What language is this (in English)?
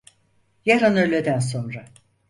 Turkish